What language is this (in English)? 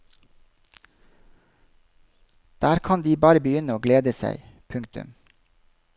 Norwegian